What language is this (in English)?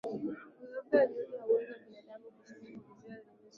Swahili